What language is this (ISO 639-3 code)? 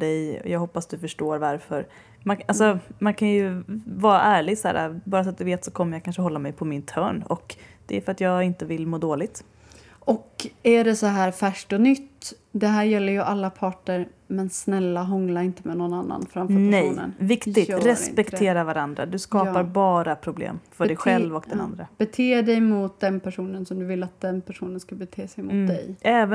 swe